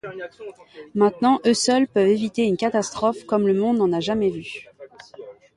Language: French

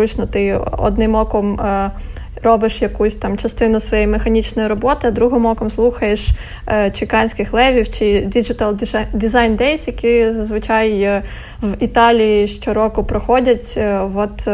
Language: Ukrainian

